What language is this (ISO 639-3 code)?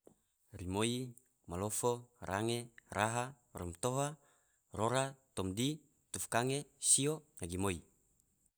tvo